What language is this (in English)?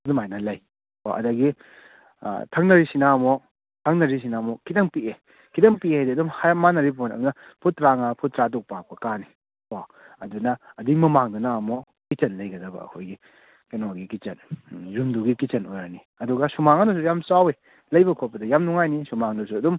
Manipuri